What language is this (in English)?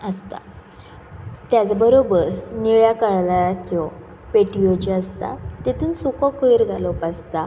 Konkani